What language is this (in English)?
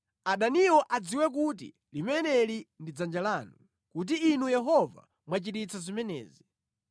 Nyanja